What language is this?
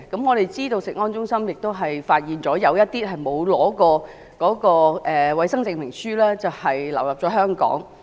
Cantonese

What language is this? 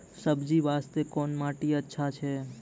Maithili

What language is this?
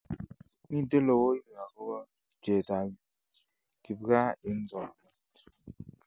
Kalenjin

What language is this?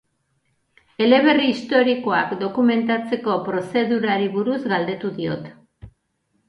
Basque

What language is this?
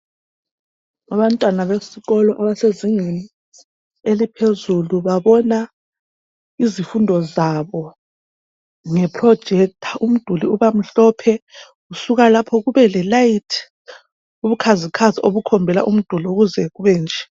North Ndebele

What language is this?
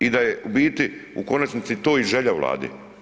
Croatian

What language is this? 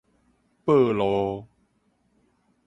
Min Nan Chinese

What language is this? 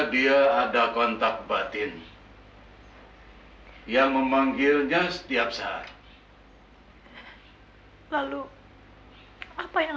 Indonesian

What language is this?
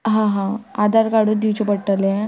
Konkani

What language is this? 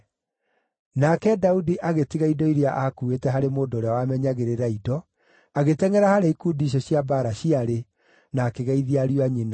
Kikuyu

